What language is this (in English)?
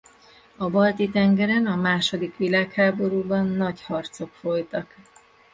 Hungarian